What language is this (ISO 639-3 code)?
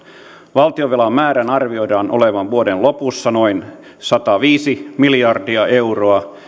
fin